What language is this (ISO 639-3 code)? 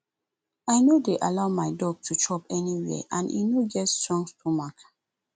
pcm